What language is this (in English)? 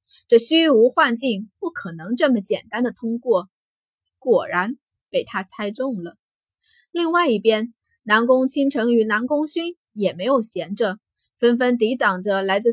Chinese